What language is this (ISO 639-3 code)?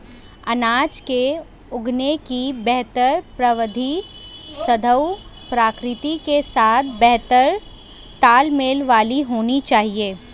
hin